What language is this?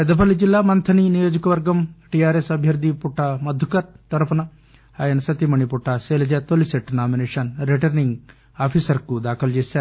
Telugu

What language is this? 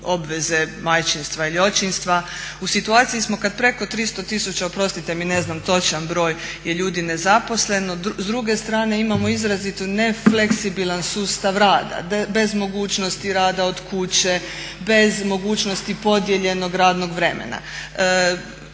Croatian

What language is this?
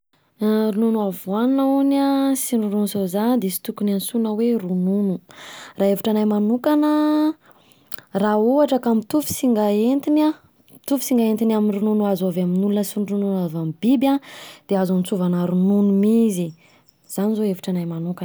Southern Betsimisaraka Malagasy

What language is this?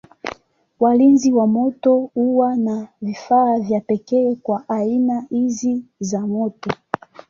Swahili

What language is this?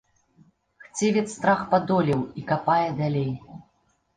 Belarusian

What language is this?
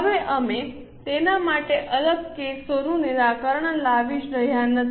Gujarati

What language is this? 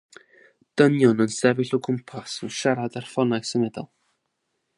Welsh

